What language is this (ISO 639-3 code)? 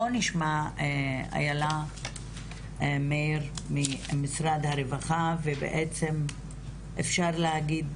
heb